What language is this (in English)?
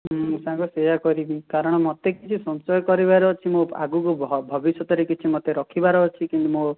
Odia